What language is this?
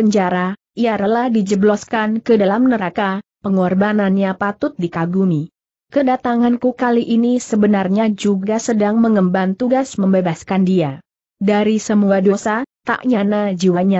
Indonesian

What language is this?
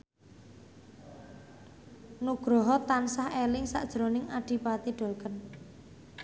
Javanese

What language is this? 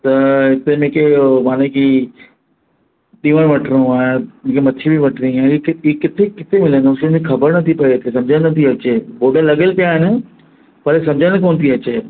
Sindhi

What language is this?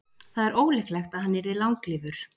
Icelandic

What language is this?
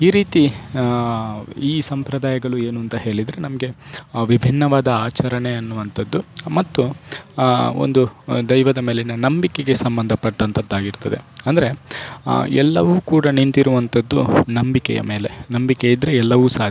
Kannada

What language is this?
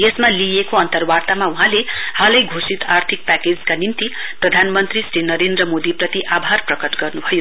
Nepali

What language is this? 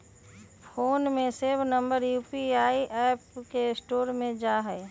Magahi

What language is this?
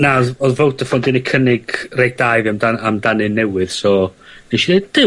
Welsh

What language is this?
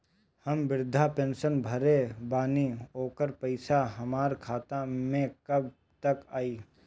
Bhojpuri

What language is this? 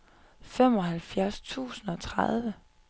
Danish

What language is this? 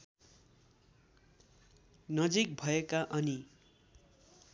Nepali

